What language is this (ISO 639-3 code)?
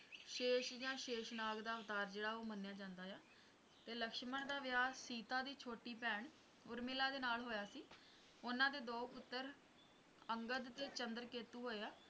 pan